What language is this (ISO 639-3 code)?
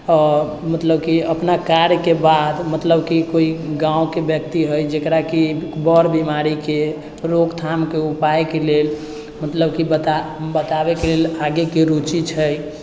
mai